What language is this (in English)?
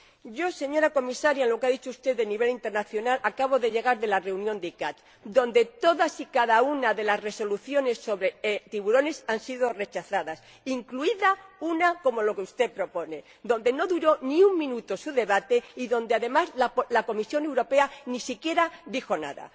Spanish